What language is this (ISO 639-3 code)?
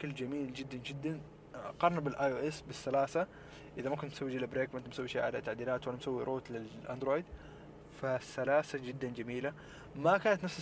ara